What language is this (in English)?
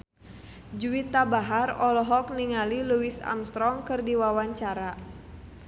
Sundanese